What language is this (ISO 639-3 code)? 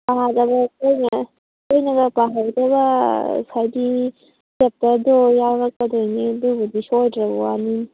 mni